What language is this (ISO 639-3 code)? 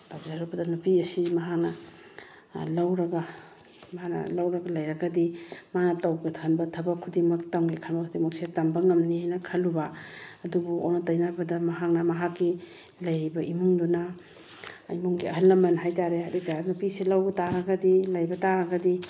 mni